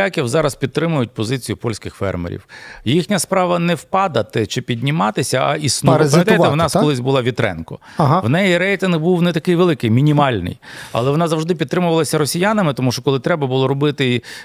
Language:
Ukrainian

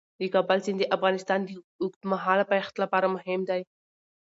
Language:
Pashto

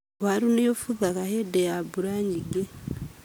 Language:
Kikuyu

